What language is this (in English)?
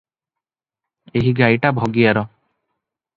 Odia